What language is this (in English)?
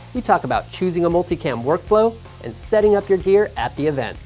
English